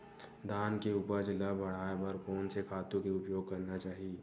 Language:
Chhattisgarhi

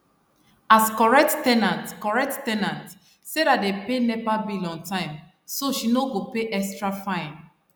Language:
Nigerian Pidgin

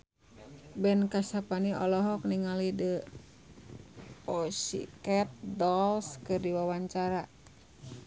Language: Sundanese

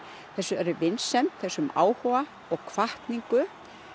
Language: Icelandic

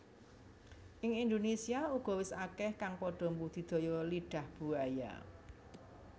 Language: Javanese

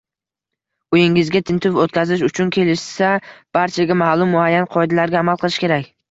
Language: Uzbek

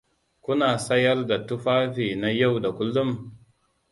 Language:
Hausa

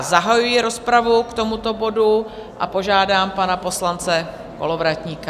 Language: Czech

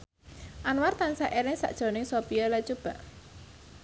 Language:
Javanese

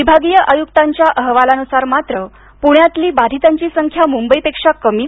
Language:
Marathi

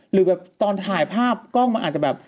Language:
Thai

